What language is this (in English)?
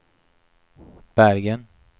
Swedish